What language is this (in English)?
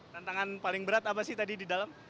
Indonesian